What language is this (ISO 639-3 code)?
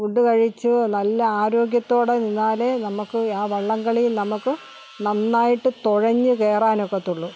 mal